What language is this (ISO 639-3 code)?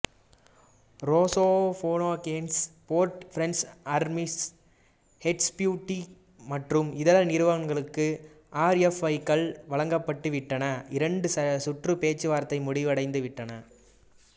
tam